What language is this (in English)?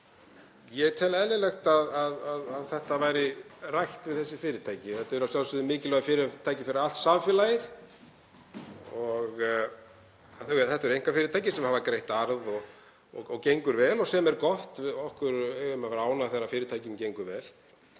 Icelandic